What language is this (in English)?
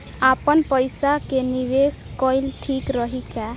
Bhojpuri